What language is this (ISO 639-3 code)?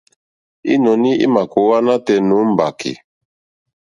bri